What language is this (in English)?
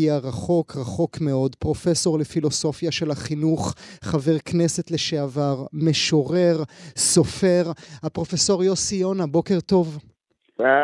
Hebrew